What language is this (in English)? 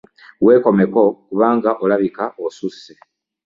Ganda